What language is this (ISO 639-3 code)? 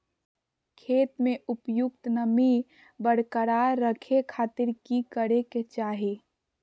mag